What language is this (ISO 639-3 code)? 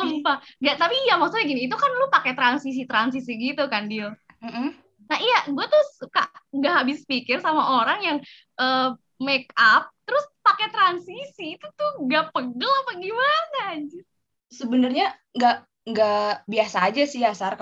ind